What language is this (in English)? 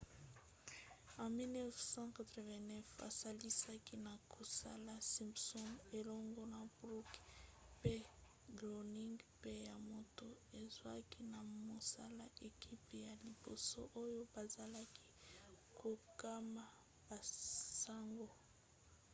Lingala